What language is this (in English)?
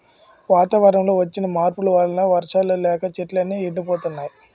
Telugu